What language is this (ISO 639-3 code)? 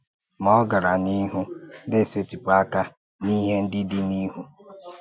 ibo